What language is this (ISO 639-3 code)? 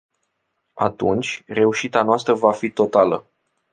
ron